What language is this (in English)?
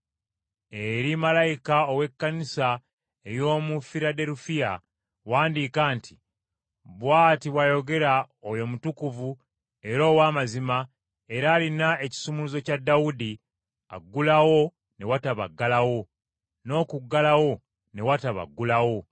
Ganda